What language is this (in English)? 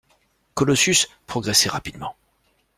French